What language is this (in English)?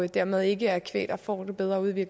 Danish